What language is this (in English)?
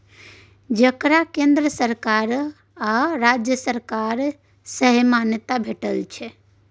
Maithili